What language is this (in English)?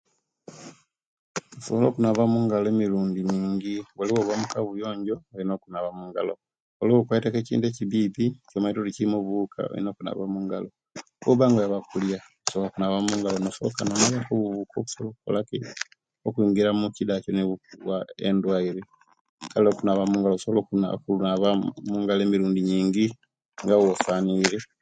Kenyi